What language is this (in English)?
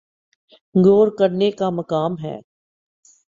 Urdu